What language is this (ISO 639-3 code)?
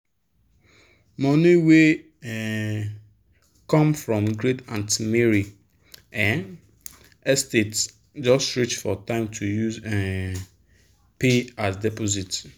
pcm